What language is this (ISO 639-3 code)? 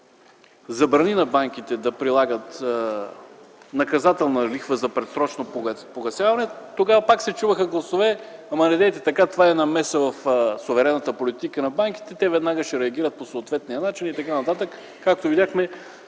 bul